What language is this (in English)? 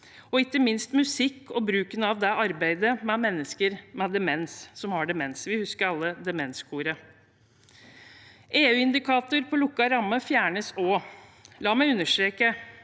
Norwegian